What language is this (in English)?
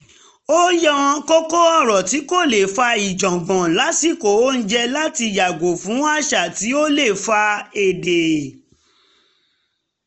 Yoruba